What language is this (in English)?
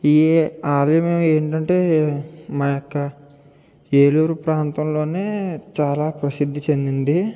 Telugu